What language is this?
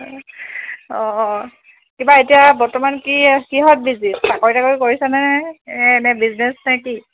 Assamese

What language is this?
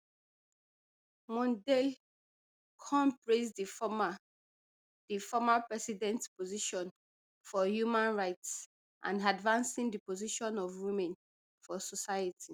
Nigerian Pidgin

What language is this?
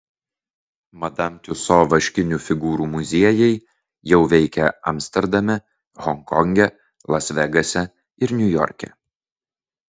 Lithuanian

